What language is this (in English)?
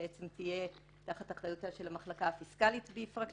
Hebrew